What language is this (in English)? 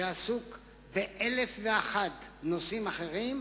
Hebrew